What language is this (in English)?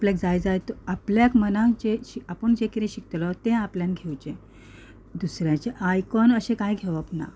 Konkani